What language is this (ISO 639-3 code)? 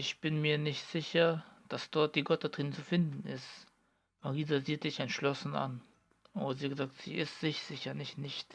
deu